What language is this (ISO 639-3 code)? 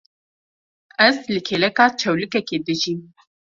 kur